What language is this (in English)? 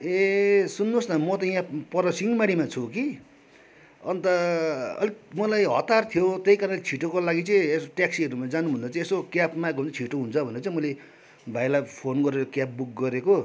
Nepali